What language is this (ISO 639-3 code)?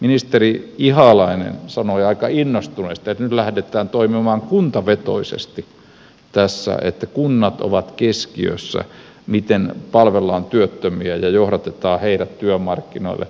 fin